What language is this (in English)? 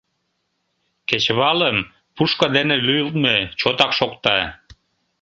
Mari